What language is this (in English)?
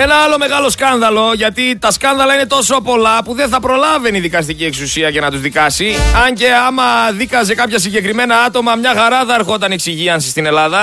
Greek